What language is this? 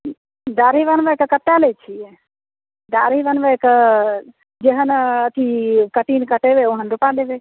Maithili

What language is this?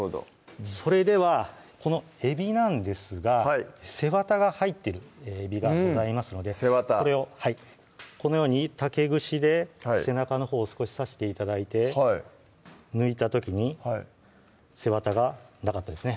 Japanese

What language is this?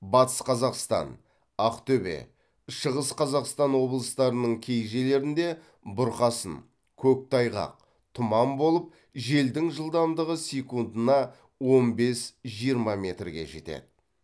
Kazakh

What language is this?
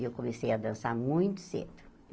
Portuguese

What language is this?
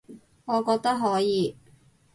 Cantonese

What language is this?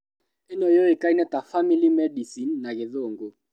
Kikuyu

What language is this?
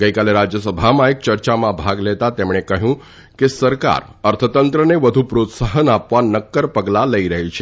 Gujarati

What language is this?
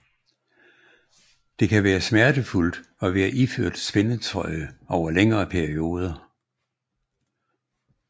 Danish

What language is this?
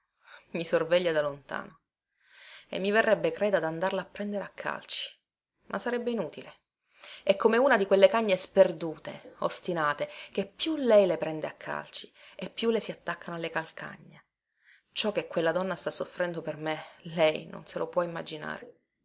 Italian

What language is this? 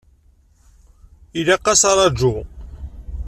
Kabyle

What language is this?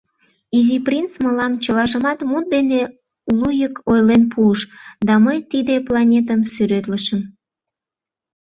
Mari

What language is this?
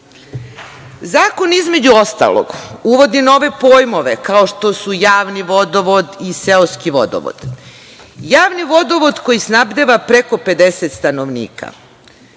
Serbian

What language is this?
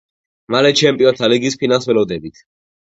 Georgian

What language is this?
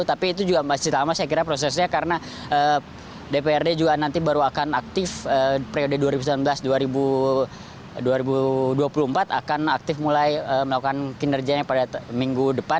Indonesian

